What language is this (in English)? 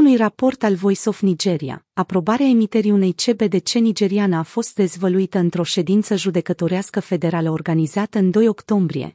Romanian